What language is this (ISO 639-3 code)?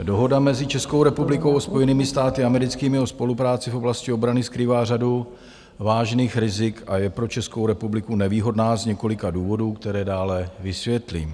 ces